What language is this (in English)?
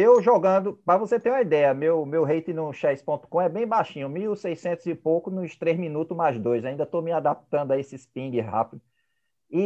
Portuguese